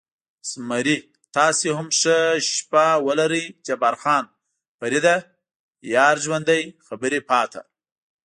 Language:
Pashto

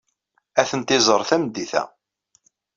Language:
Kabyle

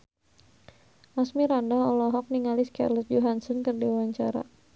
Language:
Sundanese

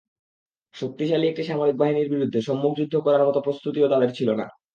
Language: Bangla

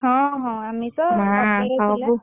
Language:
Odia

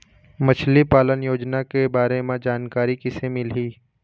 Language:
Chhattisgarhi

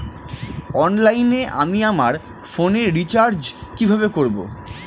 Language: Bangla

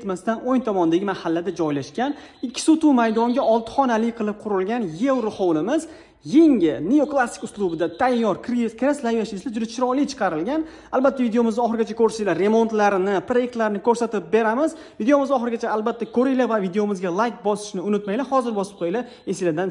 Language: Turkish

